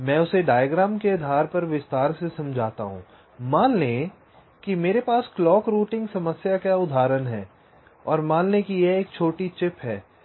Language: Hindi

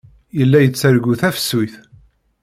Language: Kabyle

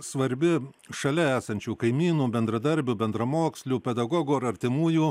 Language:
Lithuanian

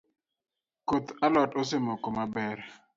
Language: Luo (Kenya and Tanzania)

